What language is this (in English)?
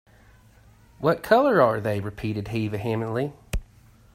English